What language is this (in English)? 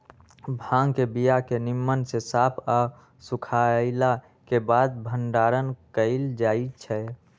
Magahi